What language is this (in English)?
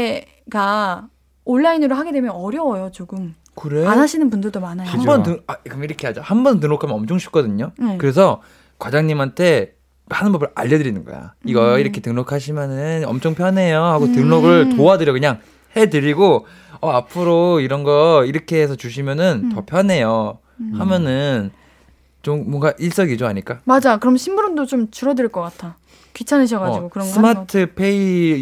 Korean